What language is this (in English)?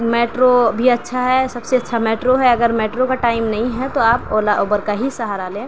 Urdu